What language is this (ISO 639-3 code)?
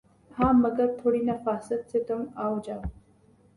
urd